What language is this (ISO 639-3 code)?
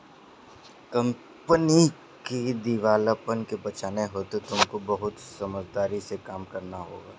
hin